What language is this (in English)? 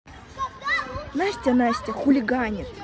Russian